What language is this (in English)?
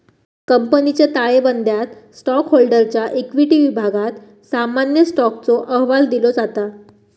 Marathi